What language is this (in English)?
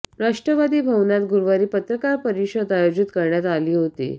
Marathi